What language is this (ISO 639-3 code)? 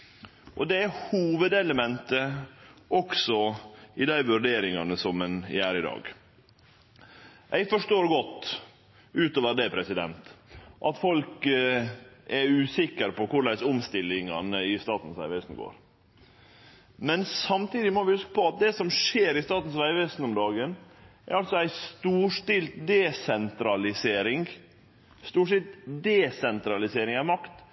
nno